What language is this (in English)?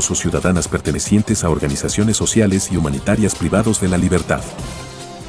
Spanish